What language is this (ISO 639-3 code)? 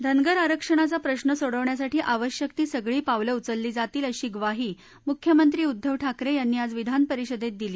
mar